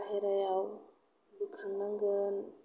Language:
Bodo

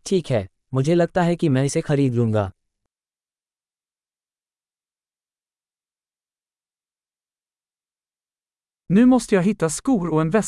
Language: Swedish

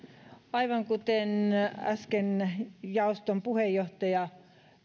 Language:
Finnish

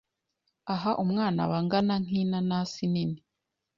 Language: Kinyarwanda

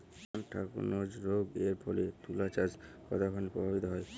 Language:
Bangla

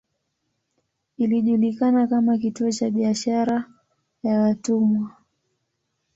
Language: Swahili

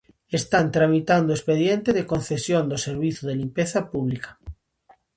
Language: Galician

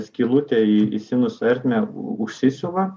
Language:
Lithuanian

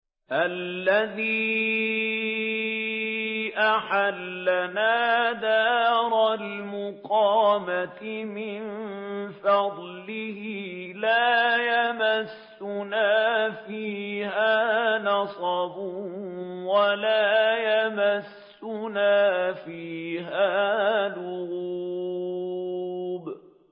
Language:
Arabic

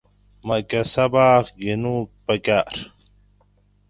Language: Gawri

